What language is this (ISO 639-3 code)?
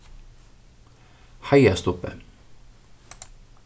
fao